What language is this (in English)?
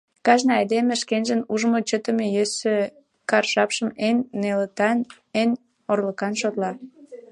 Mari